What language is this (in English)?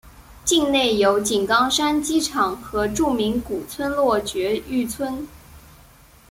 Chinese